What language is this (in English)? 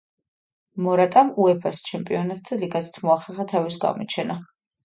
Georgian